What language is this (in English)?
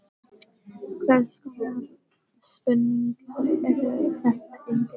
Icelandic